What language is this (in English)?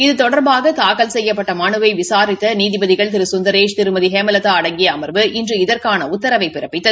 Tamil